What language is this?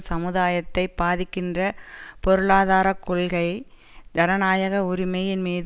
Tamil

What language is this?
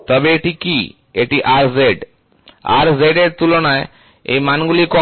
Bangla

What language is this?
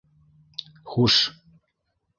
Bashkir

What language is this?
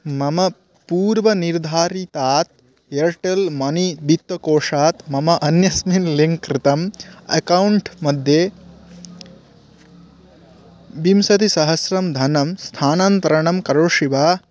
Sanskrit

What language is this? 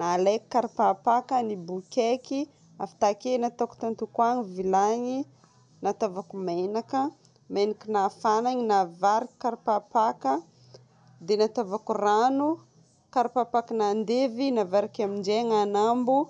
Northern Betsimisaraka Malagasy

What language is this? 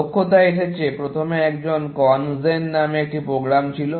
Bangla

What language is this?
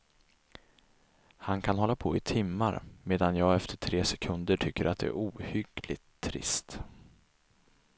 Swedish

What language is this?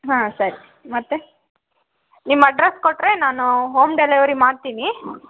Kannada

